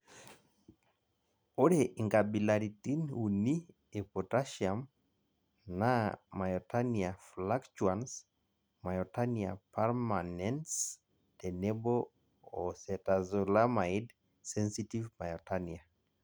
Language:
Masai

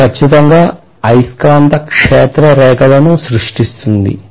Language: Telugu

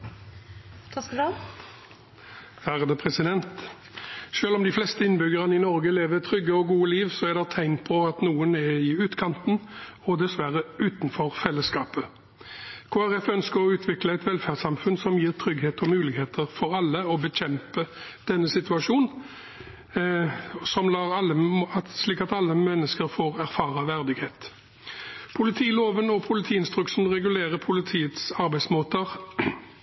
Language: Norwegian Bokmål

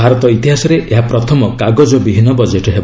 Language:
Odia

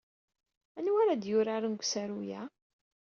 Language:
Kabyle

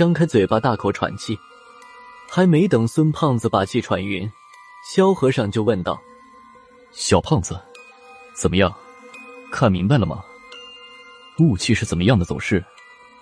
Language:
Chinese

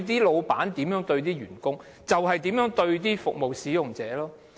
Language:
Cantonese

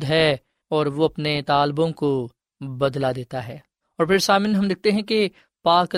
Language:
Urdu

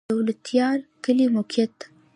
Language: Pashto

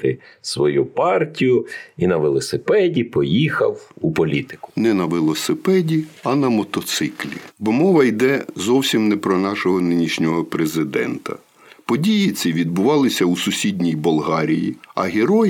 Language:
Ukrainian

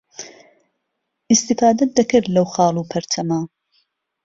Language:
Central Kurdish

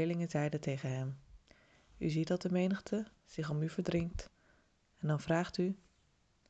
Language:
Dutch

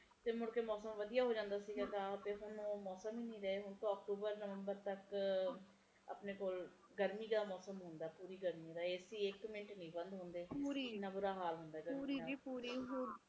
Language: Punjabi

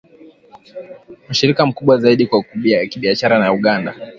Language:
Swahili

